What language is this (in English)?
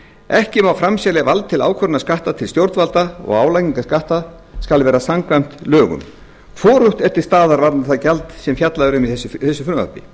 Icelandic